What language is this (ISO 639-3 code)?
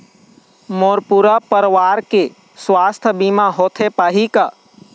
hne